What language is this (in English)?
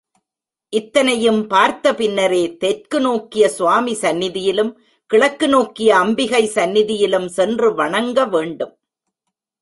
Tamil